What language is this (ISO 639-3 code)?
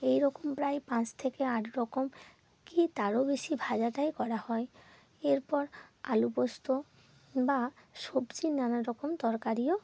ben